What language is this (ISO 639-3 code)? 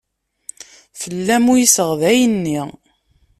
kab